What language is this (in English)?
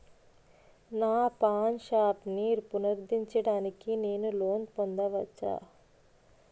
Telugu